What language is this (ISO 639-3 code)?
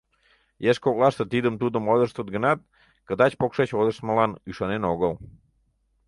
chm